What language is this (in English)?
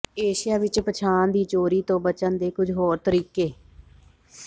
Punjabi